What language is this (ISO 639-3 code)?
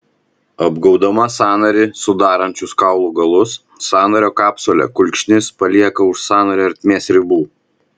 lit